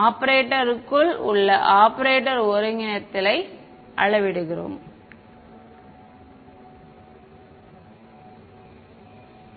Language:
Tamil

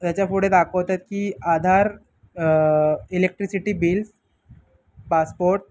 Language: Marathi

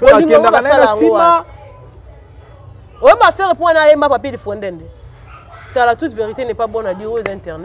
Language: French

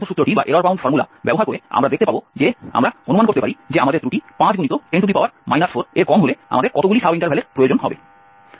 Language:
Bangla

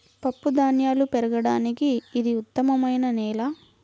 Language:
Telugu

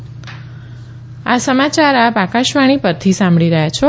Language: Gujarati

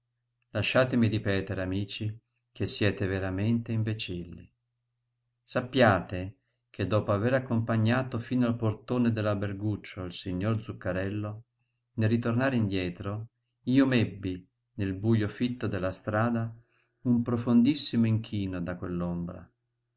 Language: Italian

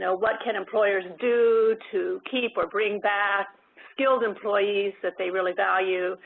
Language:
English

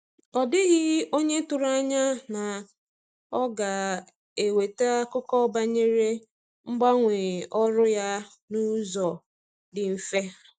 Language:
Igbo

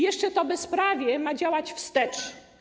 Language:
Polish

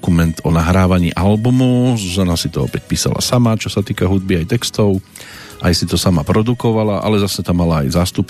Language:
Slovak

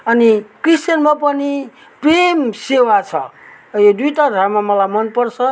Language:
Nepali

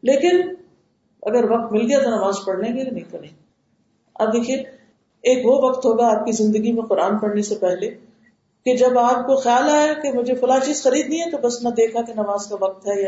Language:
Urdu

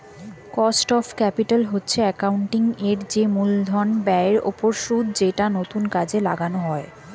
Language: Bangla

